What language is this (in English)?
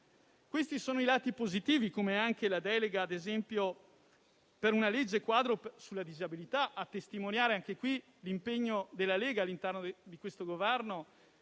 Italian